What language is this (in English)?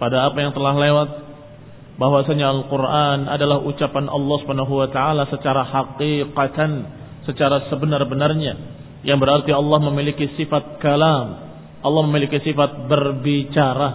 Indonesian